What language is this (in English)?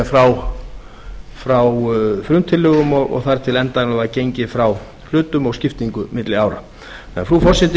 Icelandic